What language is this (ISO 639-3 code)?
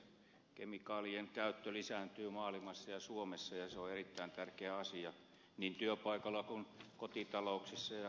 fin